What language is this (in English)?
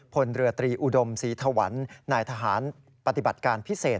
Thai